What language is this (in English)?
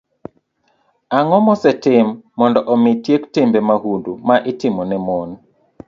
Luo (Kenya and Tanzania)